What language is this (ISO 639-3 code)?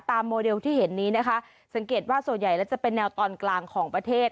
tha